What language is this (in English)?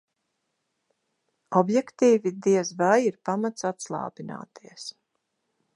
Latvian